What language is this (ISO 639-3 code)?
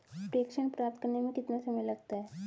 hin